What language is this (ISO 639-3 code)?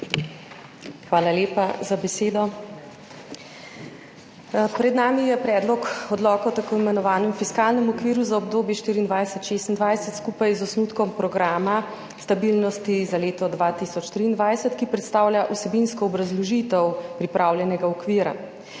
slv